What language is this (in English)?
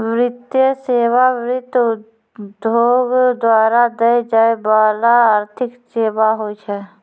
Maithili